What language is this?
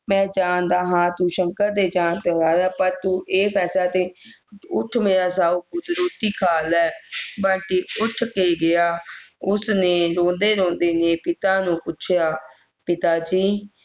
Punjabi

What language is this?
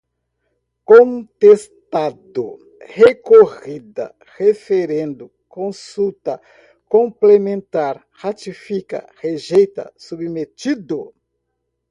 Portuguese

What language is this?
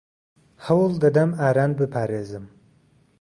Central Kurdish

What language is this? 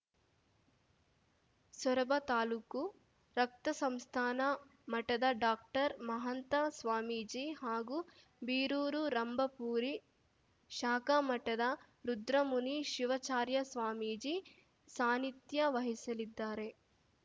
Kannada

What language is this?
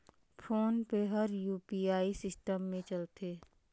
Chhattisgarhi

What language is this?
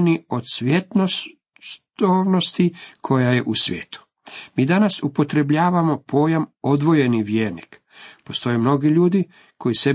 Croatian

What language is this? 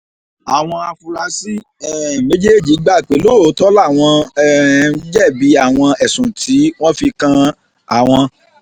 Yoruba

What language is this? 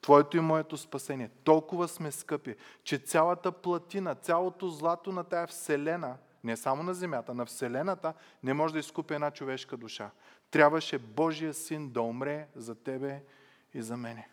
Bulgarian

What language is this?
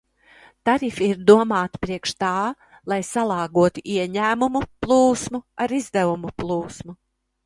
Latvian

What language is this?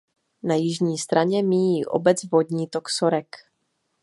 Czech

